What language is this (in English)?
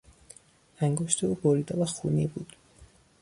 Persian